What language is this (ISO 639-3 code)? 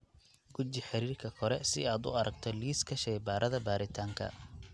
som